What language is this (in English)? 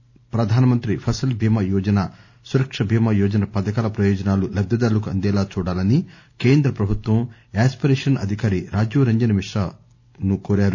Telugu